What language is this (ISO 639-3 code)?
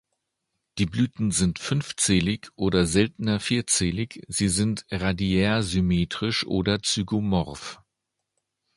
deu